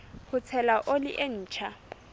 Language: Southern Sotho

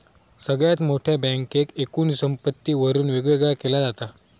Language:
Marathi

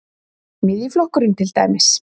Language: Icelandic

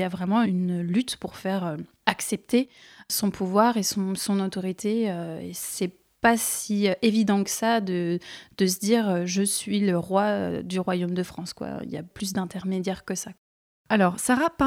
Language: French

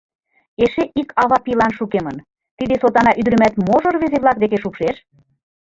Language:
Mari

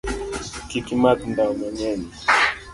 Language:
Luo (Kenya and Tanzania)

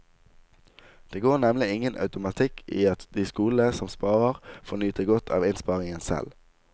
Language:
Norwegian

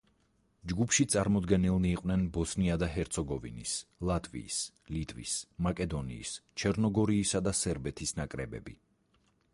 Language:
Georgian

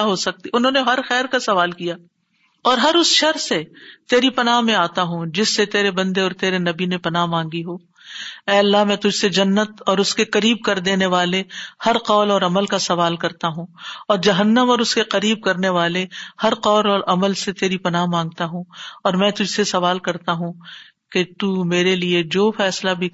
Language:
Urdu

